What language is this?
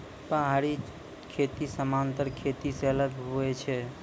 Maithili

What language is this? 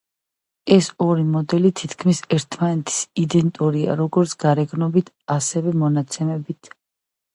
Georgian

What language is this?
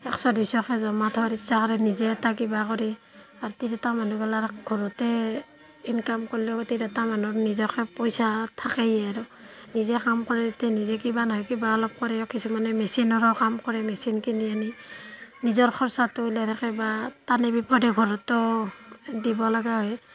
Assamese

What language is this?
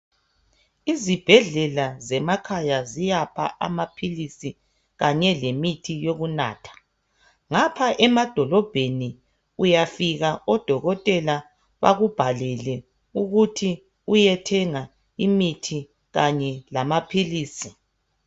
North Ndebele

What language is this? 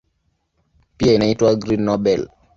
Swahili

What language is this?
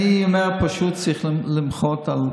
Hebrew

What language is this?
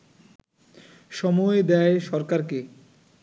Bangla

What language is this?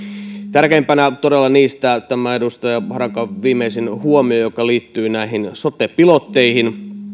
Finnish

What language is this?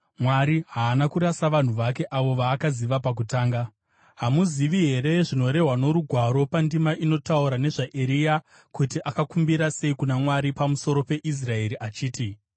Shona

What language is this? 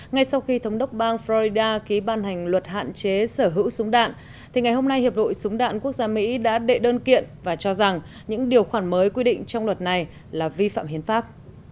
Vietnamese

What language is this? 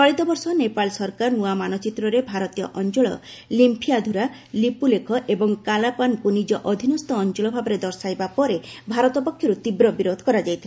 Odia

